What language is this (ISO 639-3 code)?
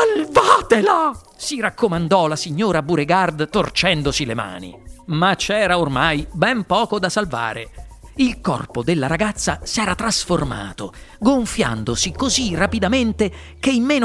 ita